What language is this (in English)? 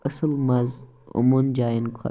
Kashmiri